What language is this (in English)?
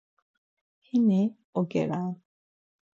Laz